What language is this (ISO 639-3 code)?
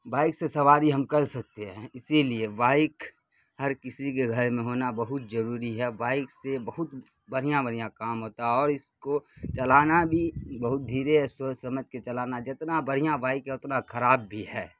urd